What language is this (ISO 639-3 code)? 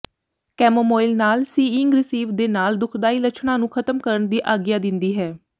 pan